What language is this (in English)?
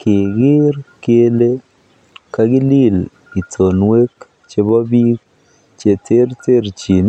Kalenjin